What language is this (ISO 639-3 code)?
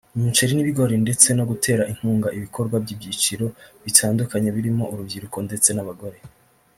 kin